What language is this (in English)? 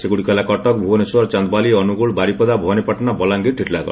Odia